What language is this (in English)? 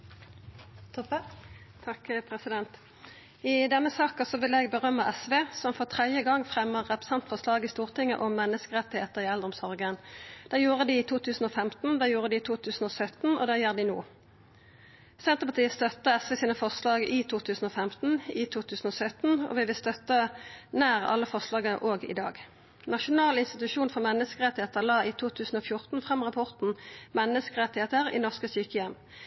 Norwegian Nynorsk